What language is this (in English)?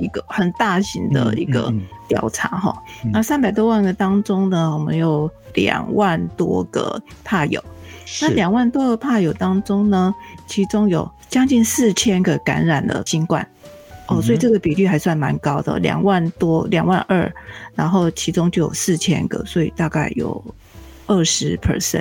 Chinese